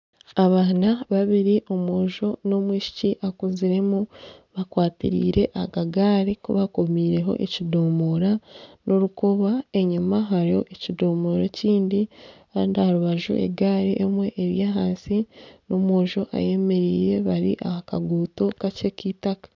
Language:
Nyankole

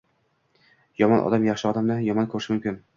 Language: Uzbek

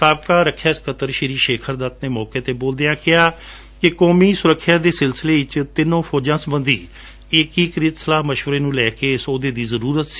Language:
Punjabi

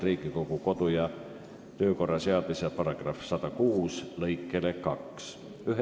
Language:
Estonian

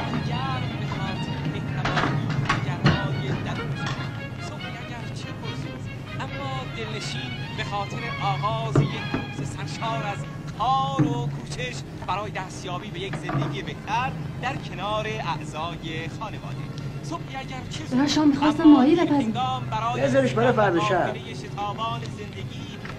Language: Persian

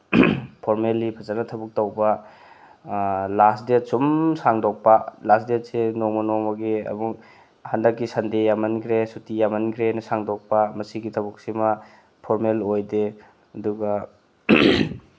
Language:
Manipuri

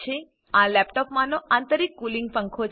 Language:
Gujarati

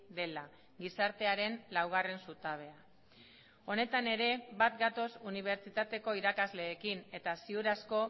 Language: Basque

